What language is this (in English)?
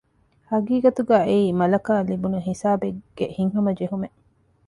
Divehi